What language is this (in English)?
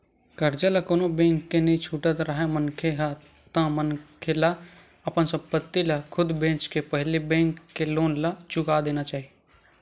Chhattisgarhi